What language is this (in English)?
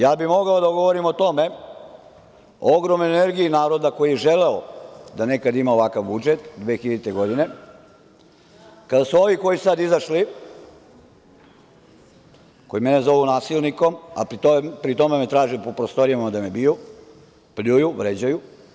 Serbian